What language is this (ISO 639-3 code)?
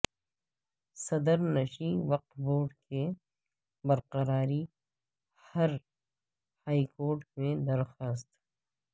urd